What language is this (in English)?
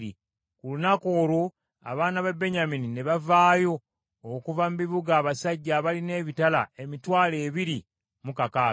Ganda